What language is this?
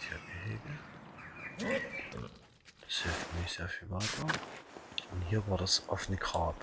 German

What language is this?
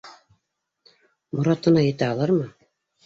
Bashkir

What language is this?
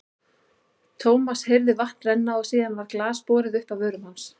Icelandic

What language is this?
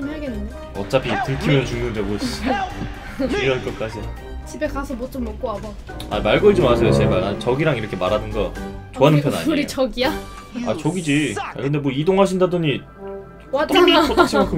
Korean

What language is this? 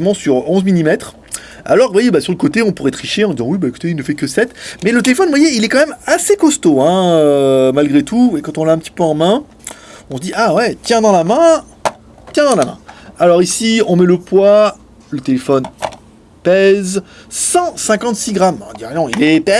French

